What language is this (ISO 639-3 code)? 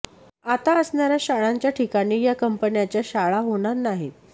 mar